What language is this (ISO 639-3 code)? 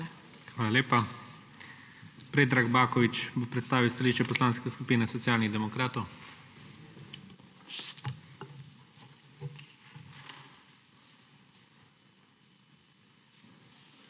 slv